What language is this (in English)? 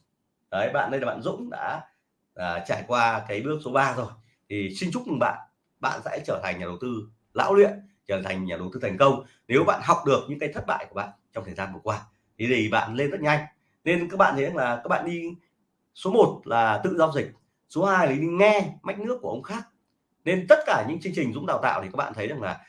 Vietnamese